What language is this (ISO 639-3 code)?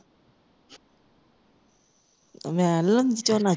pan